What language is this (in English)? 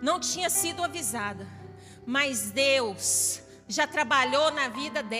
Portuguese